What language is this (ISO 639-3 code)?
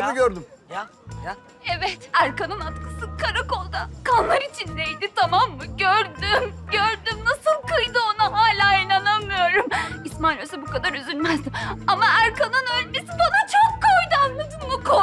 tur